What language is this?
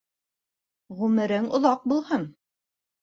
Bashkir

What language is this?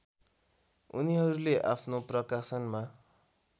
Nepali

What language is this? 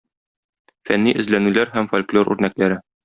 Tatar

